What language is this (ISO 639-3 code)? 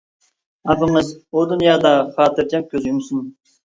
uig